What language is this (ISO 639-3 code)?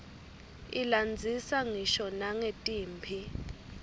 ssw